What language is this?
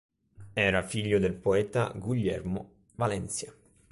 Italian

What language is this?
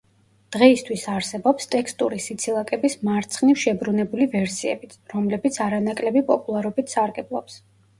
Georgian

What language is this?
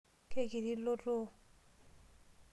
Masai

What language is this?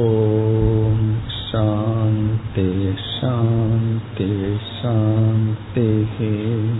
Tamil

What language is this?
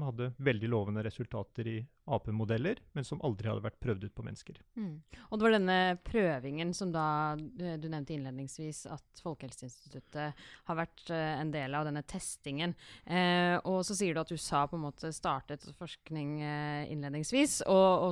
English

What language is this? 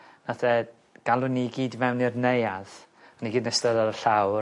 Welsh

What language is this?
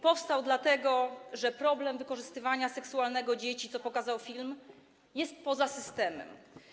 Polish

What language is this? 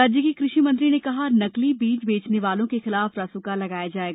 Hindi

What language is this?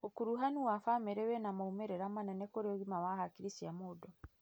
Kikuyu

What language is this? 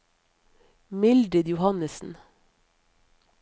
Norwegian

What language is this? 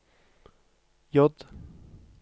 Norwegian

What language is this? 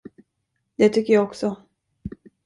Swedish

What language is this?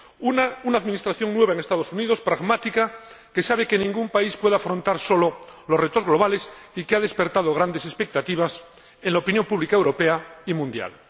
Spanish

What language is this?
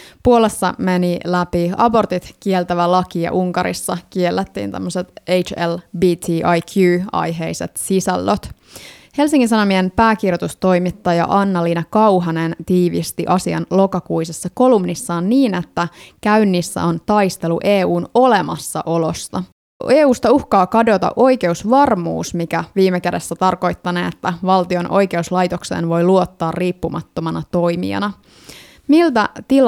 Finnish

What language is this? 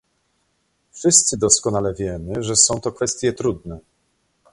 Polish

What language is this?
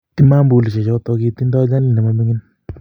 Kalenjin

